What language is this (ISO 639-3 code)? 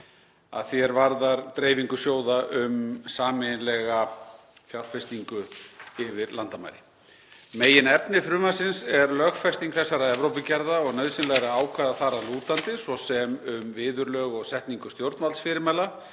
isl